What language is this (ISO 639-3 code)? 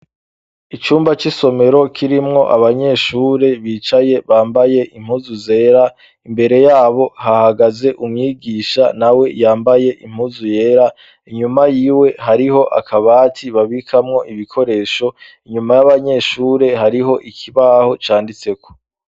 run